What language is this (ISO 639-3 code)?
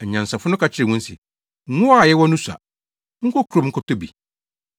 aka